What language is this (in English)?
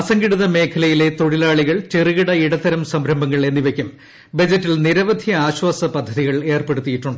Malayalam